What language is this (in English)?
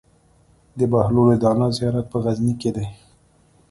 Pashto